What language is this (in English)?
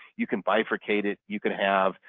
English